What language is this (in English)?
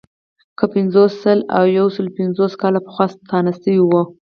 Pashto